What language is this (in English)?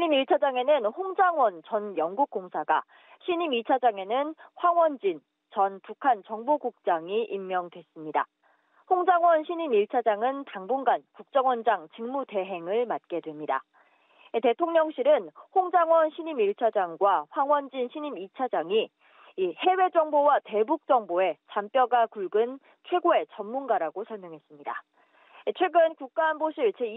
Korean